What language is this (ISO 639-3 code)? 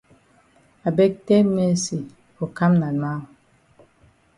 wes